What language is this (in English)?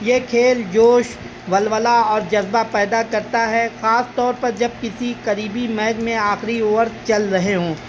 Urdu